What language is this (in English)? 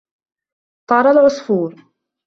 Arabic